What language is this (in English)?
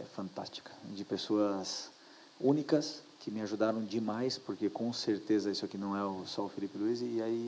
Portuguese